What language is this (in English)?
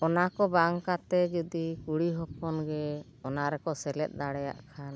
Santali